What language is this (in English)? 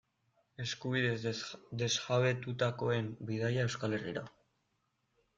Basque